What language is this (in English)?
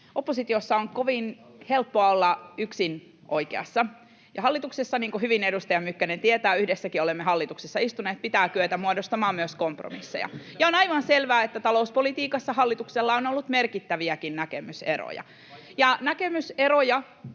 Finnish